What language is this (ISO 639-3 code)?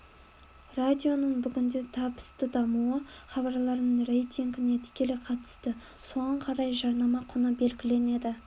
kaz